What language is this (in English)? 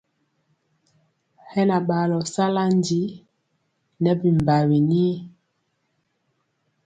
Mpiemo